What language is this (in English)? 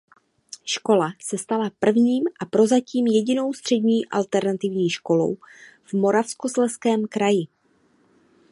Czech